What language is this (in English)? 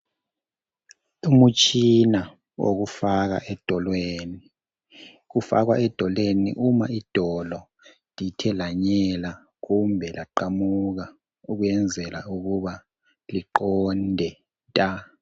North Ndebele